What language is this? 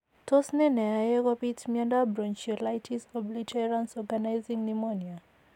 Kalenjin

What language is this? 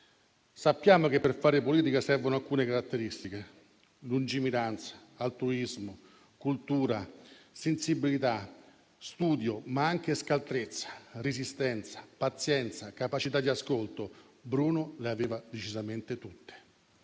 Italian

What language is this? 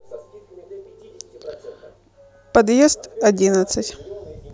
Russian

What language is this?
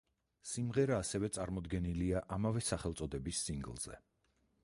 Georgian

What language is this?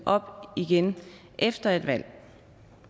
Danish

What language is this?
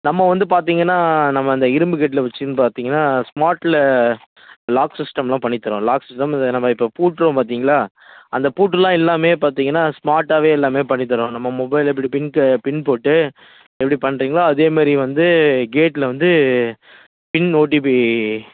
Tamil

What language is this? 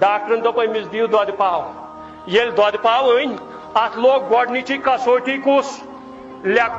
Romanian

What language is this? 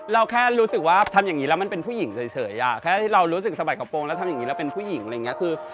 Thai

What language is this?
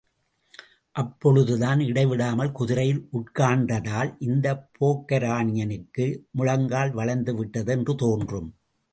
Tamil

